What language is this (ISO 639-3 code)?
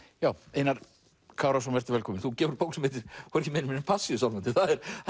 isl